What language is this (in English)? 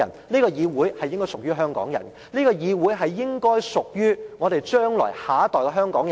Cantonese